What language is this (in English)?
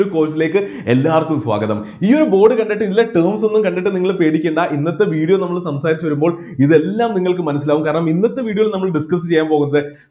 Malayalam